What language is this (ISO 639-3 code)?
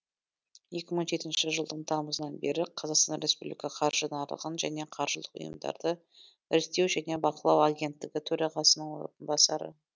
kaz